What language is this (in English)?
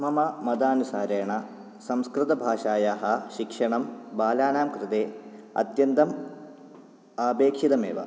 Sanskrit